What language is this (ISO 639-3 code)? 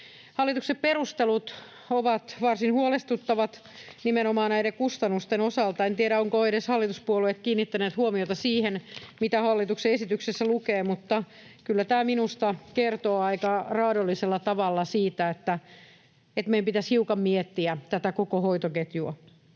fin